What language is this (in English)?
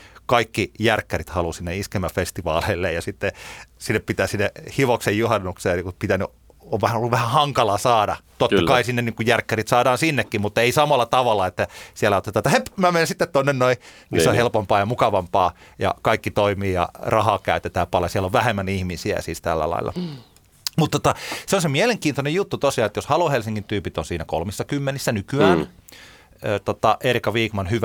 Finnish